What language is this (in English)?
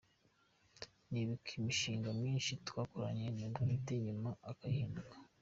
Kinyarwanda